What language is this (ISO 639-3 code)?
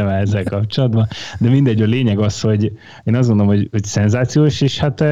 hun